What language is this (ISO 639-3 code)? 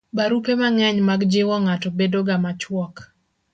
luo